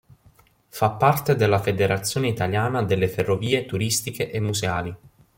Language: Italian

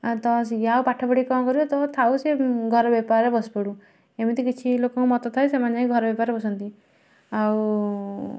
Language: Odia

